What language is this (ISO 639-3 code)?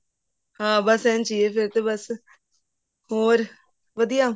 pan